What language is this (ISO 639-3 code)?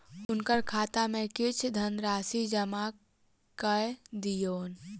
mai